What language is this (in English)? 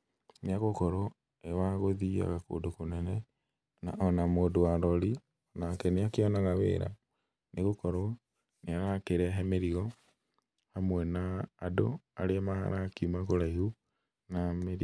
Kikuyu